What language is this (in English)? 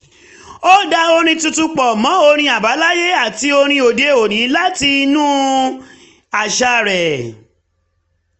Yoruba